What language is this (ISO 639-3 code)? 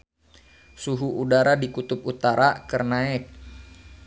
sun